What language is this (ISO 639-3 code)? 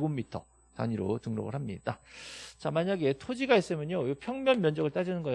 kor